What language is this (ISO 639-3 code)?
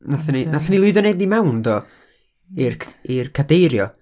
cym